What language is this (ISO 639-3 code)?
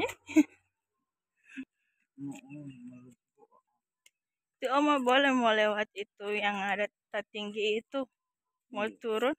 ind